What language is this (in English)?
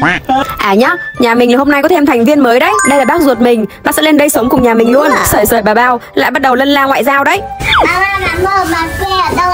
Vietnamese